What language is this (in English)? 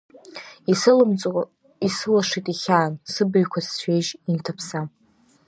Abkhazian